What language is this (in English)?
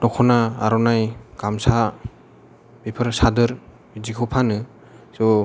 Bodo